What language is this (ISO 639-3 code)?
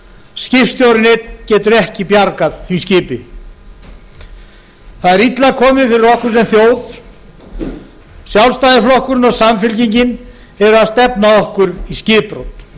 isl